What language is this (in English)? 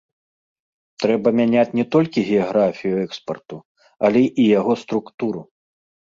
Belarusian